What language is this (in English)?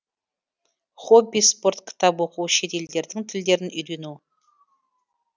Kazakh